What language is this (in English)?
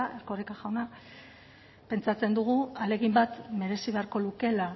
Basque